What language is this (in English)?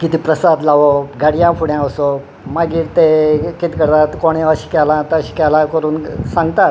Konkani